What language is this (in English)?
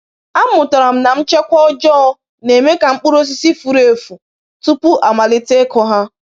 Igbo